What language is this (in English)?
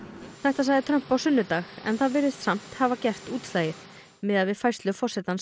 Icelandic